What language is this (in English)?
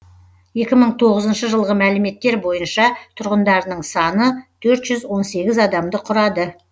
Kazakh